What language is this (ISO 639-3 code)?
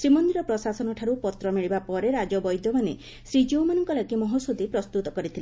ori